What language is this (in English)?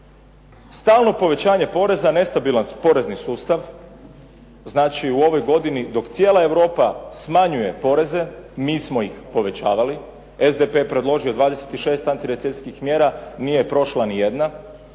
Croatian